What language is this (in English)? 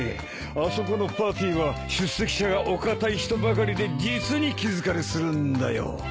Japanese